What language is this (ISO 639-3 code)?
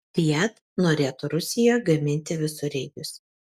lit